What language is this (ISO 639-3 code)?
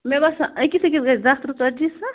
kas